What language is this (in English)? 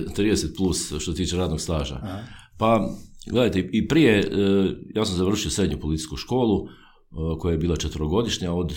Croatian